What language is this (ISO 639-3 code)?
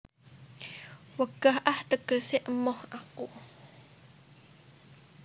jav